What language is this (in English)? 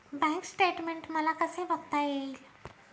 Marathi